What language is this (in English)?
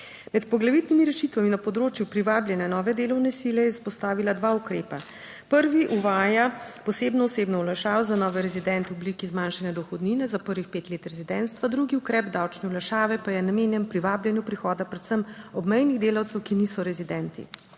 Slovenian